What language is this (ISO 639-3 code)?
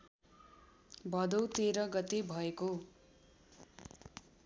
nep